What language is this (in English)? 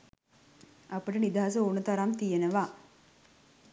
Sinhala